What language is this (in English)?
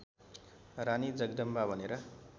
Nepali